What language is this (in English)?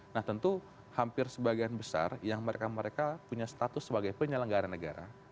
Indonesian